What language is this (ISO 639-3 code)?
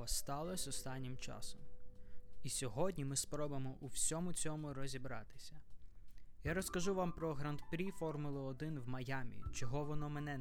ukr